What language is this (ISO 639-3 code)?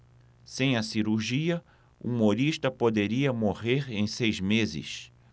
por